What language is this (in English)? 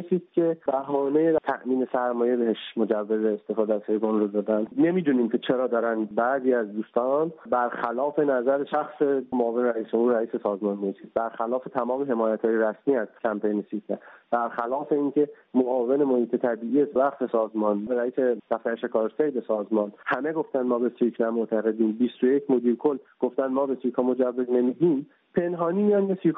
Persian